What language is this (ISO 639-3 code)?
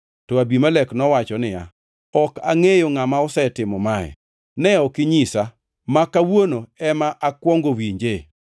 luo